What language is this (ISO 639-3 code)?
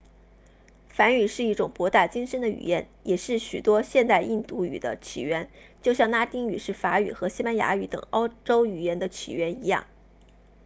zho